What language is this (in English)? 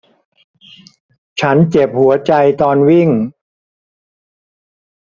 Thai